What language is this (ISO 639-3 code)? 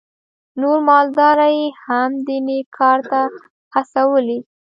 pus